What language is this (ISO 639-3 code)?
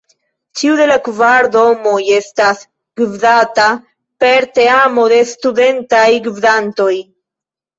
epo